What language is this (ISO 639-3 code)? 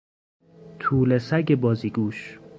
fas